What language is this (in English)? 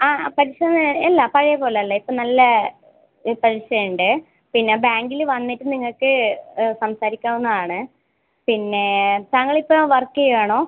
Malayalam